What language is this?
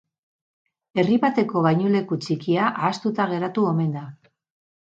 Basque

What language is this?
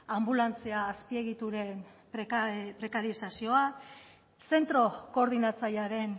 Basque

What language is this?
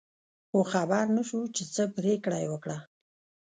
Pashto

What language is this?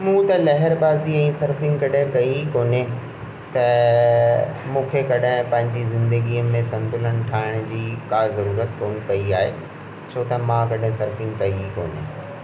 Sindhi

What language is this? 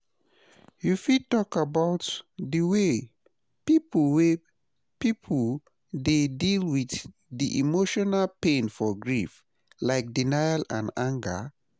Nigerian Pidgin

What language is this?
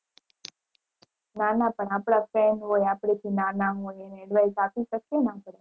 Gujarati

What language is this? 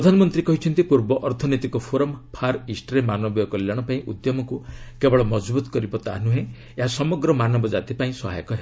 Odia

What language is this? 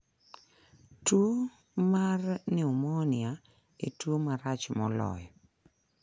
Luo (Kenya and Tanzania)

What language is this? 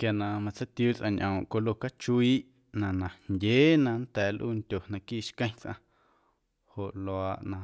Guerrero Amuzgo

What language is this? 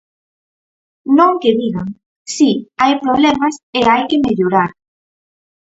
Galician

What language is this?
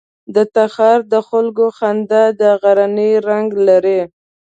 Pashto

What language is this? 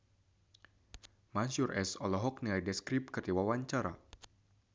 Sundanese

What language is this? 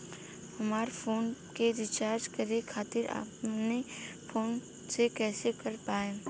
Bhojpuri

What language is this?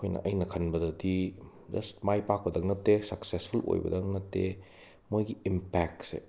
Manipuri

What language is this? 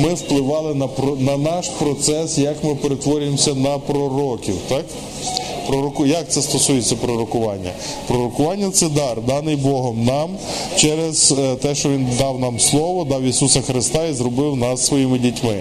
Ukrainian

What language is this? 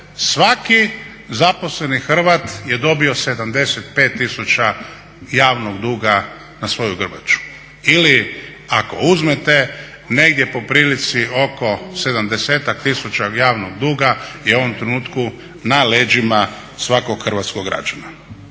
Croatian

